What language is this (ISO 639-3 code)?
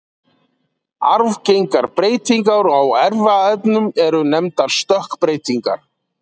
isl